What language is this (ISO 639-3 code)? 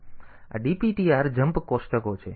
guj